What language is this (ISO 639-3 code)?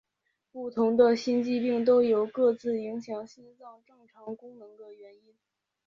zho